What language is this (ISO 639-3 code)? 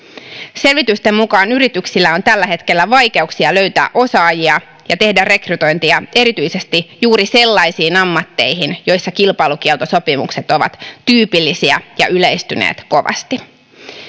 fin